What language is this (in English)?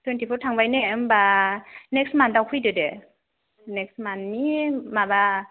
Bodo